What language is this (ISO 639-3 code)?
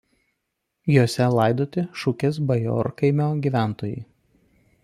lit